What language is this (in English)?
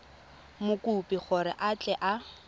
Tswana